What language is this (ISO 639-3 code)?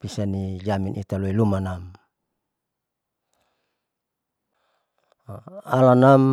sau